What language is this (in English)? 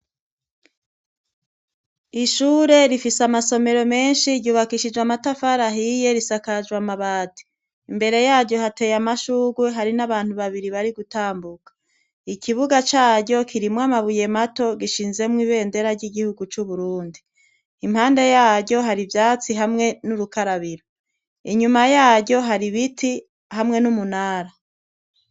Rundi